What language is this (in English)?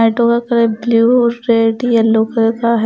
Hindi